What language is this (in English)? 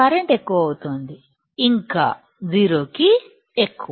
Telugu